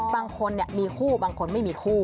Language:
Thai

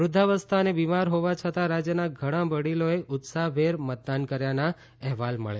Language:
Gujarati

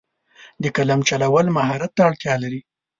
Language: Pashto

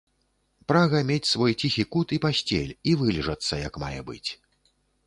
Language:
Belarusian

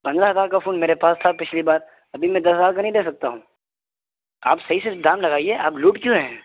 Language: Urdu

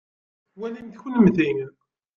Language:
Kabyle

